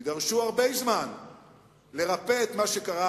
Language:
Hebrew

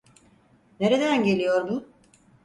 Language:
Turkish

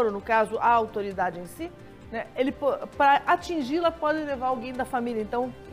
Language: Portuguese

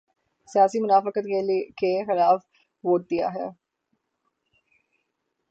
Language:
Urdu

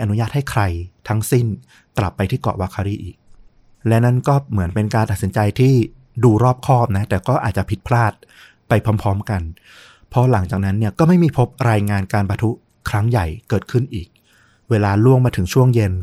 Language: Thai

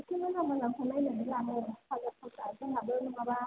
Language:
Bodo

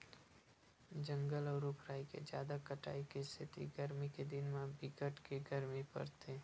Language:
Chhattisgarhi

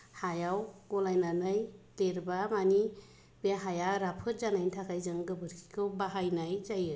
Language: Bodo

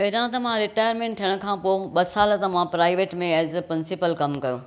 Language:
Sindhi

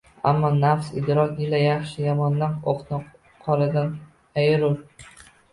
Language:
Uzbek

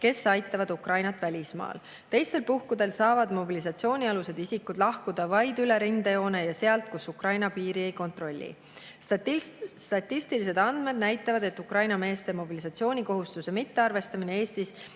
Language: Estonian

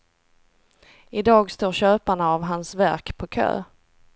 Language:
Swedish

